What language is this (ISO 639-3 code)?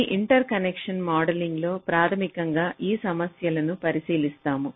tel